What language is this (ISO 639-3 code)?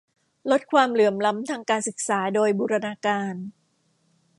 tha